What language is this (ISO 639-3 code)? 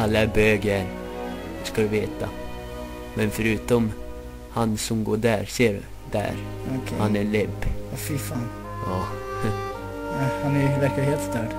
swe